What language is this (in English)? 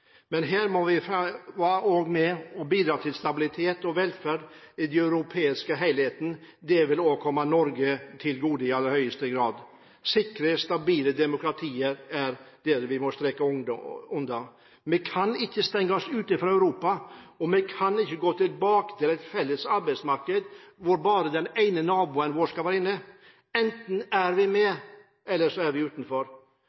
Norwegian Bokmål